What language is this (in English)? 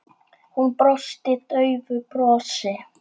Icelandic